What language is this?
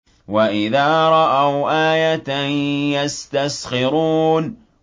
Arabic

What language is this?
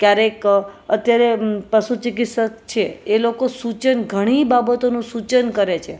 Gujarati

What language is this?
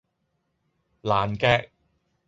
Cantonese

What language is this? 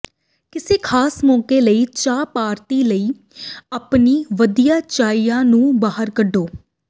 Punjabi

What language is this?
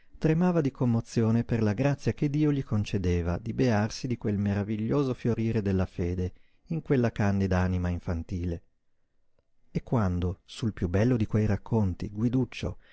Italian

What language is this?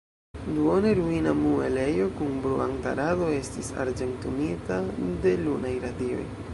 Esperanto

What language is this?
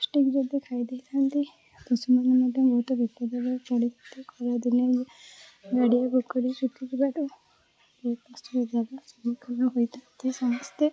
Odia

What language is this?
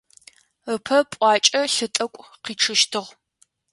Adyghe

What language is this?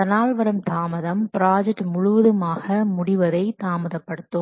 Tamil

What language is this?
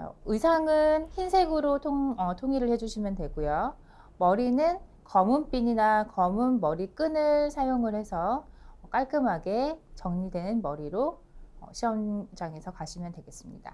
Korean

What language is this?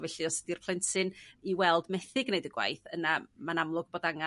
Welsh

